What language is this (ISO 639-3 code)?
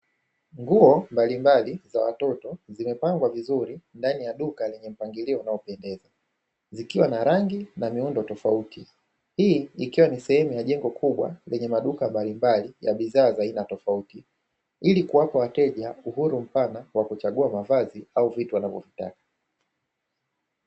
swa